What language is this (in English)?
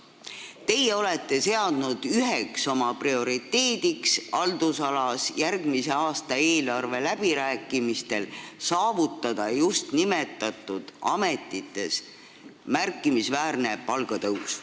Estonian